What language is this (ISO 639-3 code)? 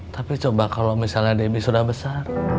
ind